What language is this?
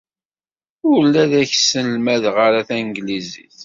Kabyle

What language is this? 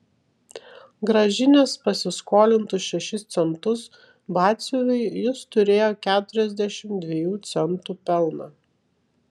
Lithuanian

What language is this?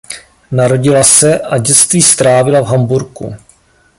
Czech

